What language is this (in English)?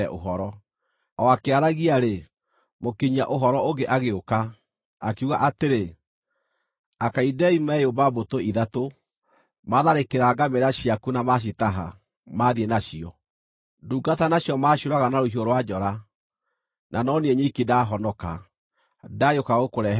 Kikuyu